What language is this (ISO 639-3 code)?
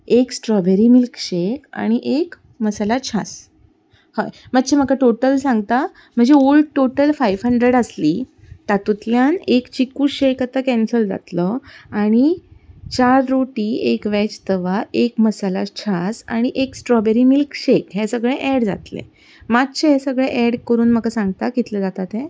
kok